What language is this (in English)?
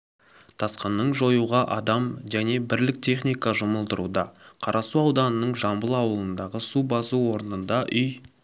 Kazakh